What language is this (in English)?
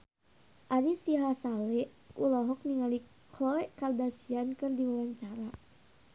Sundanese